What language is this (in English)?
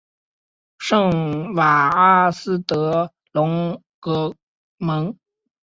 Chinese